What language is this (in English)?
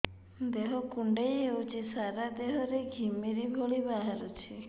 Odia